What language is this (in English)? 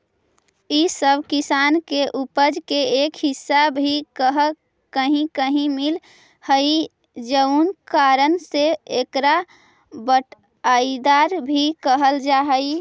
Magahi